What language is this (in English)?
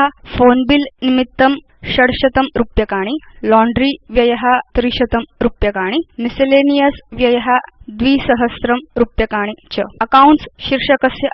Dutch